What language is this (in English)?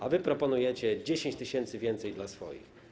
Polish